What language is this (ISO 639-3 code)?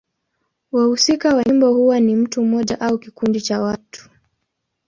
swa